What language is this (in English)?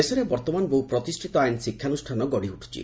Odia